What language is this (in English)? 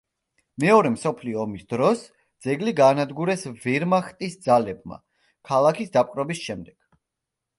Georgian